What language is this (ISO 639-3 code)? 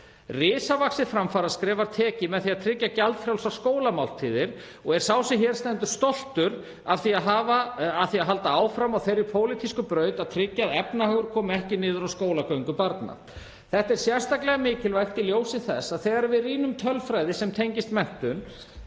isl